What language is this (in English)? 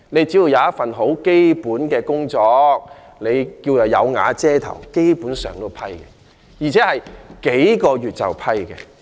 Cantonese